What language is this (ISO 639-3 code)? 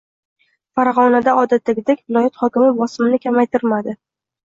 uzb